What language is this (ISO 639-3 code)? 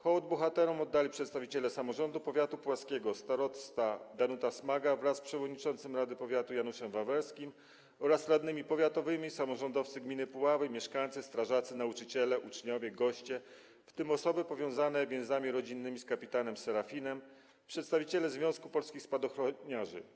pol